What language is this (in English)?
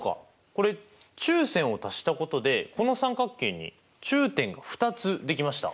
Japanese